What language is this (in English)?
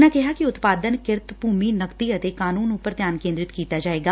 Punjabi